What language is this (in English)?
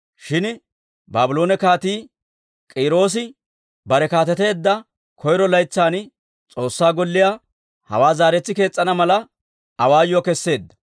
Dawro